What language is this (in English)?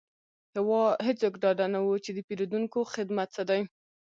Pashto